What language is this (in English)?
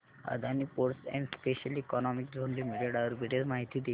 Marathi